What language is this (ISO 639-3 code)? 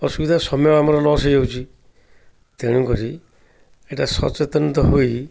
ori